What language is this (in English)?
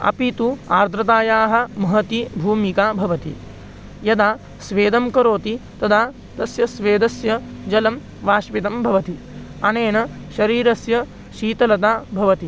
Sanskrit